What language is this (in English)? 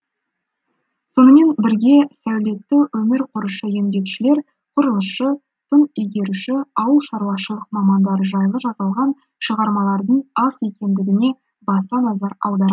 Kazakh